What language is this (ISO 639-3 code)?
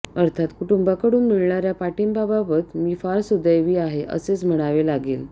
mar